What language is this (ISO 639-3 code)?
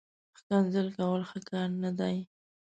pus